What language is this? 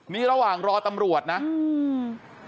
Thai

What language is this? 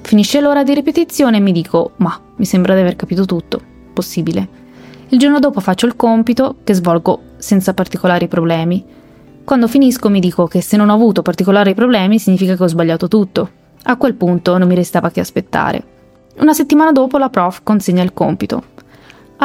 Italian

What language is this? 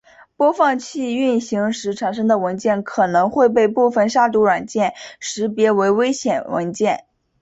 Chinese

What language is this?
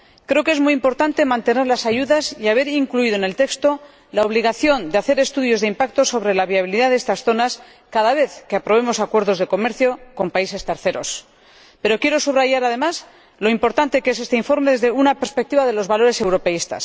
Spanish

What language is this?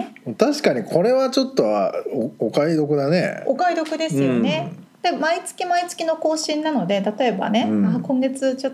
Japanese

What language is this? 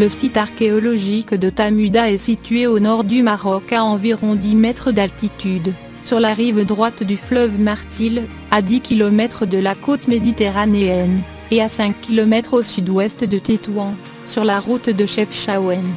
French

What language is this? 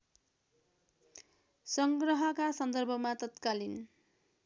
Nepali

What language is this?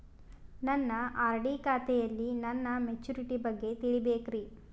Kannada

